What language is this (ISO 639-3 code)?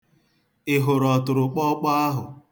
ibo